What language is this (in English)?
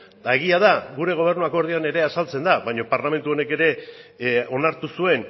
Basque